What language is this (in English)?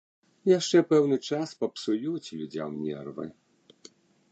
Belarusian